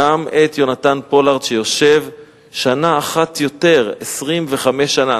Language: Hebrew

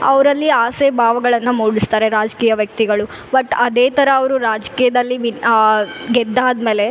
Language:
Kannada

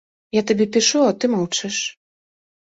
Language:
Belarusian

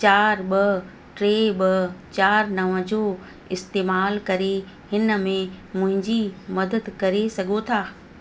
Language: Sindhi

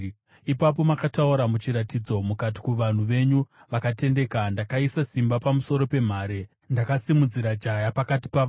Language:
Shona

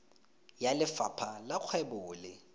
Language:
Tswana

